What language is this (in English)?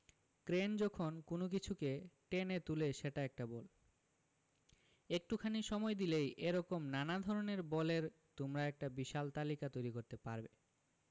Bangla